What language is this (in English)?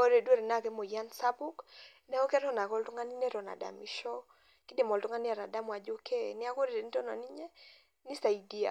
Masai